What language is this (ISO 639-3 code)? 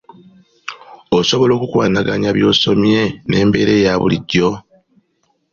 lug